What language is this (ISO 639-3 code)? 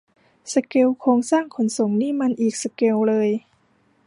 tha